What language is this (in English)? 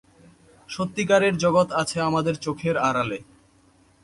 Bangla